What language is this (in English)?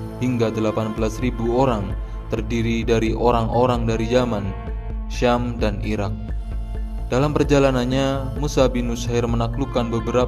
Indonesian